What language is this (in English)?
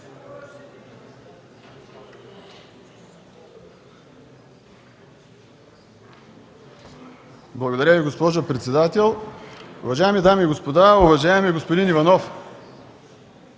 Bulgarian